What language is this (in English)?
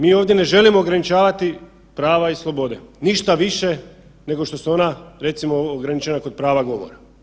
Croatian